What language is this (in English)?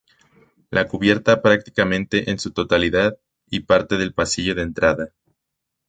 Spanish